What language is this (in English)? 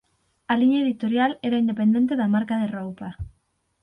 Galician